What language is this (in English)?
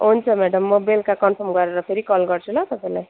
Nepali